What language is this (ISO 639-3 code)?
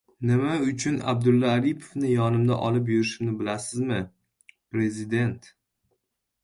uzb